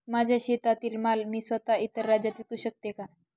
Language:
Marathi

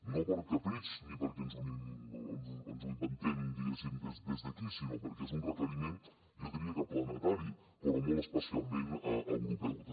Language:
Catalan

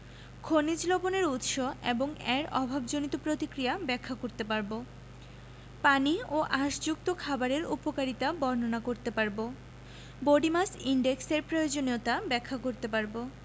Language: Bangla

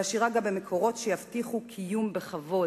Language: Hebrew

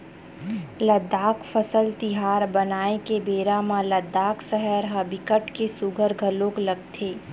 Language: Chhattisgarhi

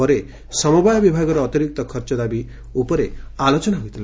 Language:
Odia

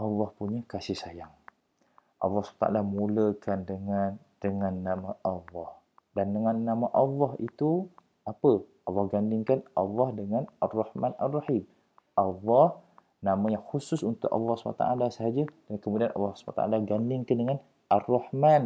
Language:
Malay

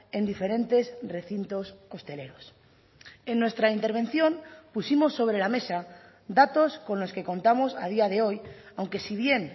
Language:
Spanish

